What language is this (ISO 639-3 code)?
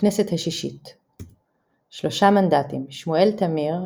heb